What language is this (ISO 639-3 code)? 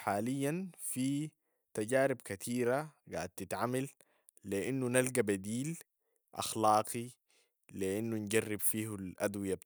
apd